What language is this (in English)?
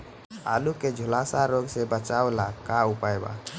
Bhojpuri